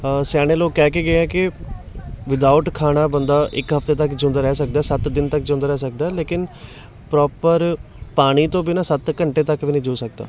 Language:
Punjabi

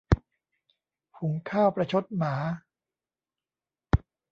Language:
Thai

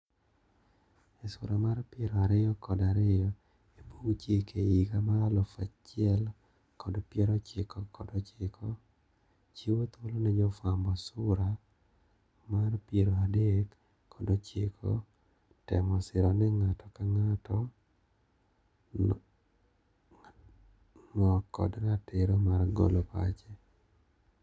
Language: Luo (Kenya and Tanzania)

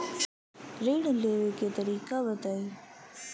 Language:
Bhojpuri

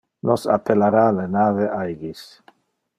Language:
Interlingua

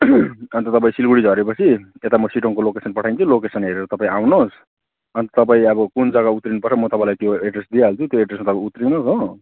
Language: Nepali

